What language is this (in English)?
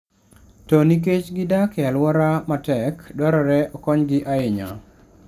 Luo (Kenya and Tanzania)